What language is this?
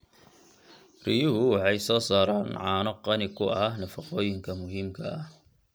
Somali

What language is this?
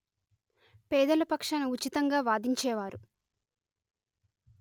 Telugu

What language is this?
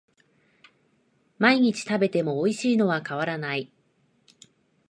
Japanese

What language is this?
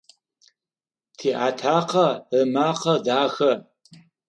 Adyghe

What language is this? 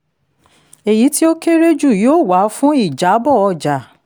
Yoruba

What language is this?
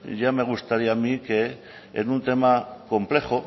Spanish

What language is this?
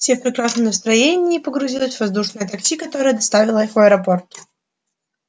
Russian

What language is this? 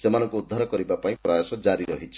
Odia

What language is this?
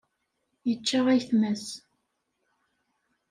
Kabyle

